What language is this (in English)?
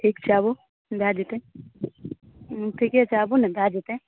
Maithili